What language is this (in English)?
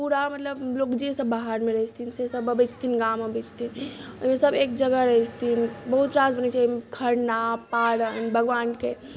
Maithili